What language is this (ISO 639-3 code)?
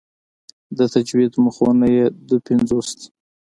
pus